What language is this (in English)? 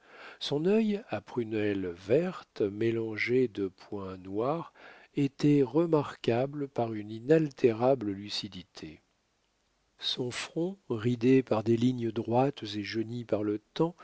French